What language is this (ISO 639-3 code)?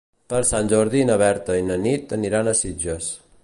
cat